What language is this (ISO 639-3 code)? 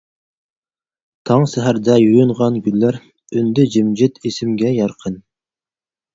uig